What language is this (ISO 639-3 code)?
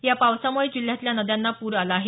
mar